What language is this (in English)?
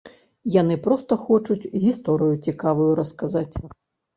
Belarusian